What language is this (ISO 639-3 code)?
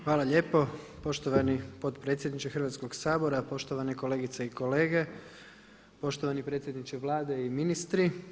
hrv